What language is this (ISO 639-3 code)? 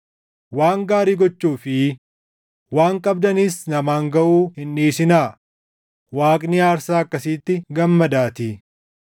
orm